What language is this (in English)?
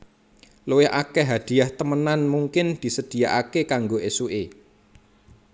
Javanese